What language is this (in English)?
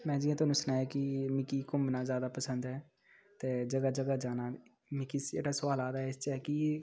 Dogri